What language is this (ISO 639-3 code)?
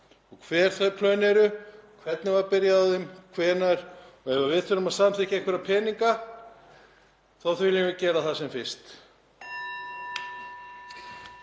isl